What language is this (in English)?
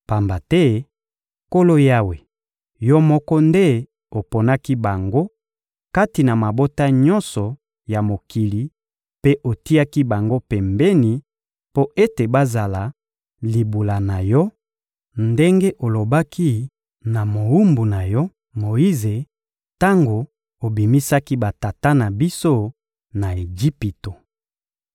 Lingala